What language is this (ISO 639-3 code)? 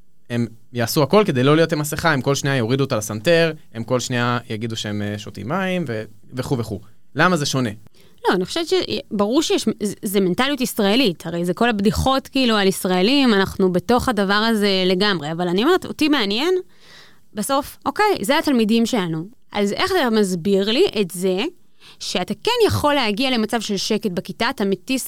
heb